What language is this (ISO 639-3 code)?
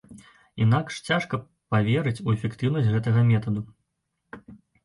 bel